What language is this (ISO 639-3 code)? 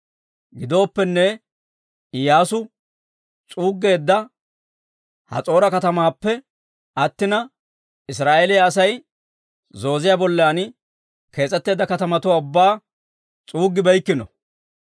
dwr